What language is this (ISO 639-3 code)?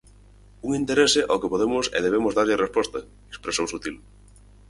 glg